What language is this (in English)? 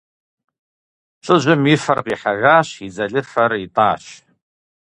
Kabardian